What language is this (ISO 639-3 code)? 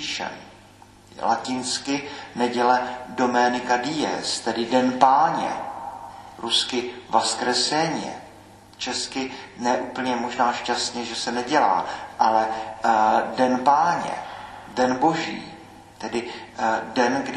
ces